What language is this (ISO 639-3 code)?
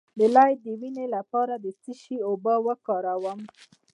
pus